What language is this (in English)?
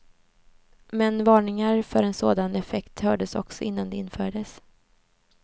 Swedish